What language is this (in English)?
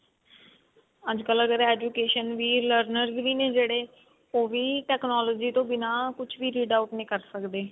Punjabi